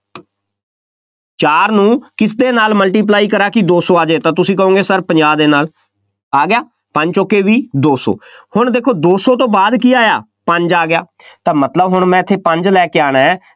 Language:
Punjabi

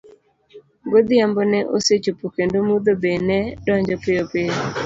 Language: Luo (Kenya and Tanzania)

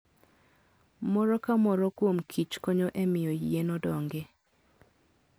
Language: Luo (Kenya and Tanzania)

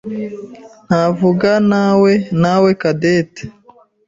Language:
Kinyarwanda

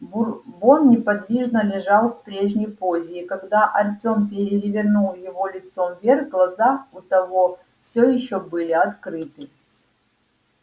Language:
Russian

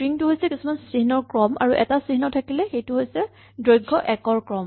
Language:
Assamese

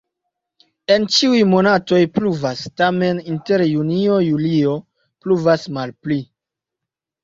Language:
Esperanto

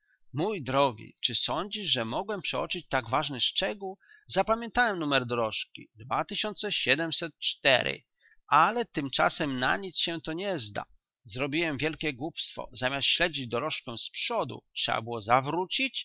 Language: Polish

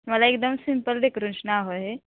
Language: Marathi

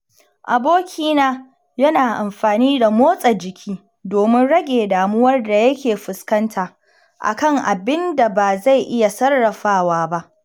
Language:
Hausa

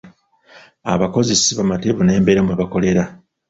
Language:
Ganda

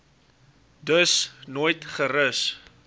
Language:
Afrikaans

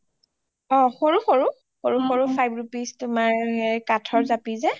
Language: Assamese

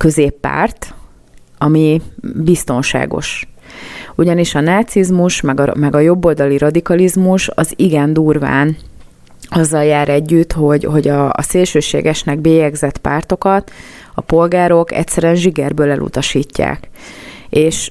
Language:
Hungarian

